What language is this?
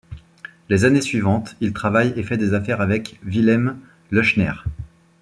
French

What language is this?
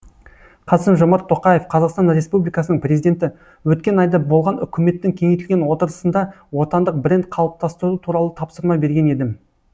Kazakh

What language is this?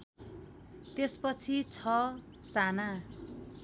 Nepali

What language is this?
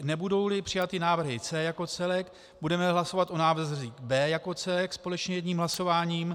Czech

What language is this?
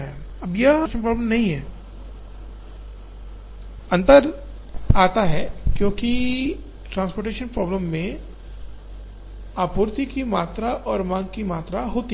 Hindi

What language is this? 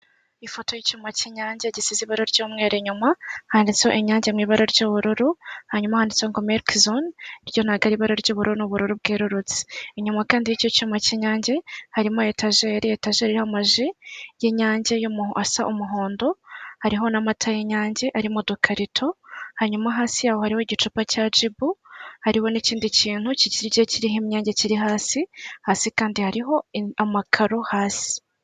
Kinyarwanda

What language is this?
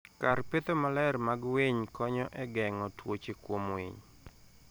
Luo (Kenya and Tanzania)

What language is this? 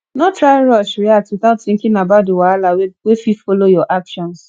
Nigerian Pidgin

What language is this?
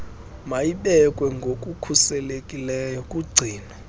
Xhosa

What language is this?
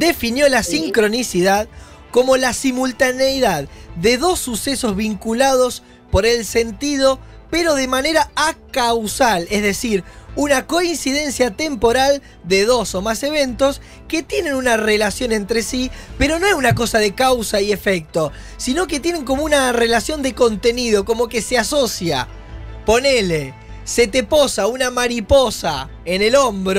Spanish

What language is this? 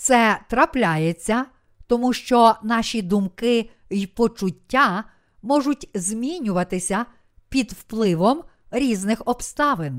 Ukrainian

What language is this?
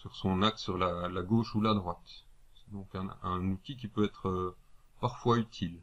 French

